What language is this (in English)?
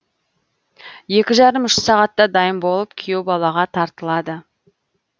Kazakh